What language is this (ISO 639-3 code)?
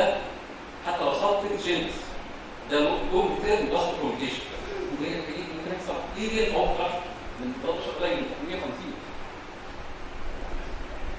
ara